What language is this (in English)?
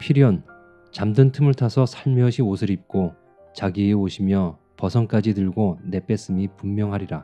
Korean